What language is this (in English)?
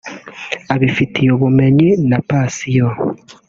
Kinyarwanda